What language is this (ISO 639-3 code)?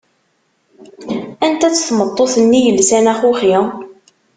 kab